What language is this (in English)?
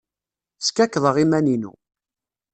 Kabyle